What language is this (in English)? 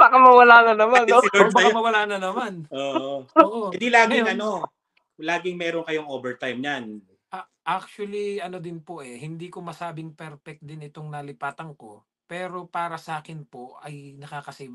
Filipino